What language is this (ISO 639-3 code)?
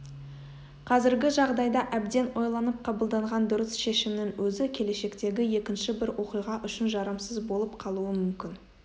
kaz